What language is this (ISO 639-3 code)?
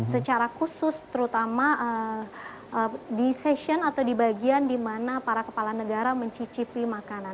ind